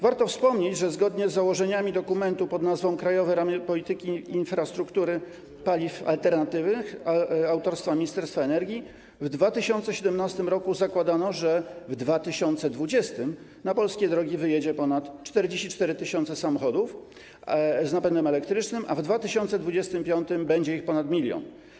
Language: Polish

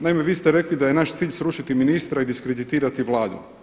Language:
Croatian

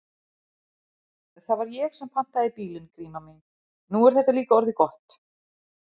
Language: Icelandic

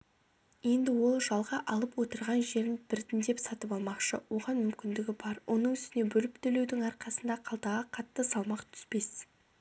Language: Kazakh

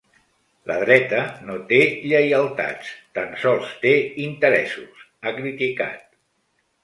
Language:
Catalan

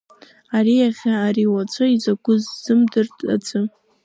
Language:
Abkhazian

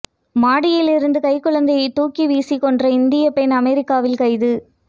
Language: Tamil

